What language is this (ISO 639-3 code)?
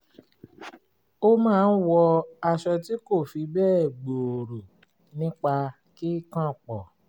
yor